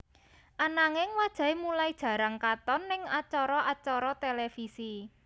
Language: Javanese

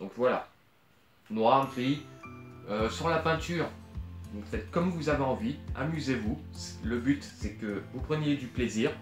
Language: French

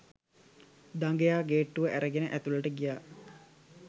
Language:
Sinhala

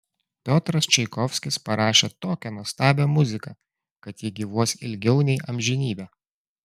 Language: Lithuanian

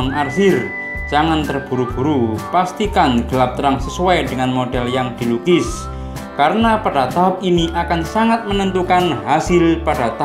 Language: Indonesian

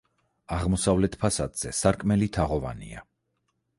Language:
Georgian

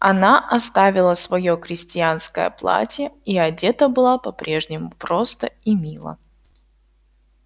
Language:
Russian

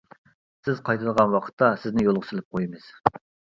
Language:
Uyghur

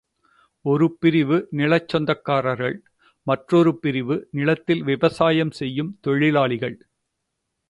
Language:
Tamil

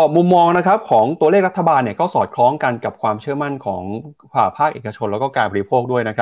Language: Thai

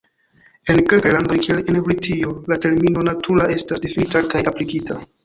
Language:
Esperanto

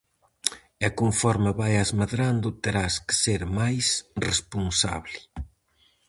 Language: Galician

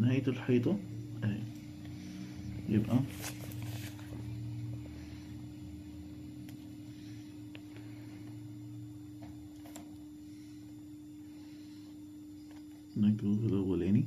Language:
Arabic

